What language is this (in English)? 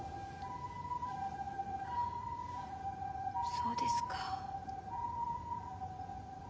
Japanese